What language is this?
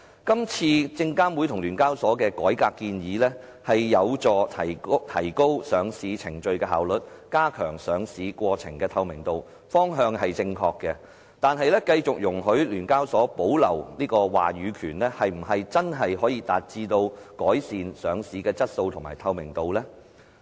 Cantonese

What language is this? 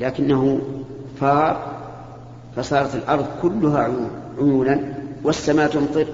Arabic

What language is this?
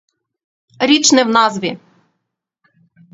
Ukrainian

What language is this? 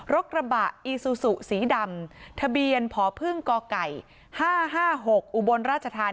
Thai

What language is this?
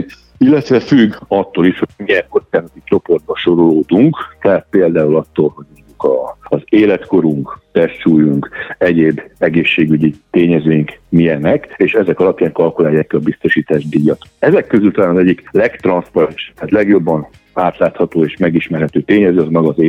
Hungarian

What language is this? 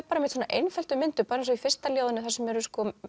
Icelandic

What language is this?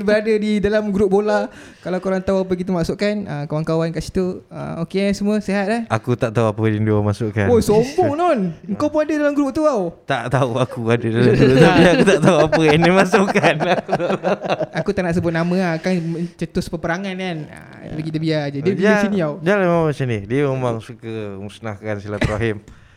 Malay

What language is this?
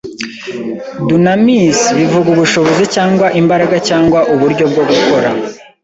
Kinyarwanda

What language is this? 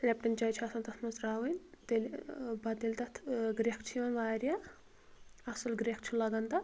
Kashmiri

